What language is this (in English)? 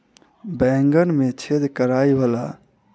Maithili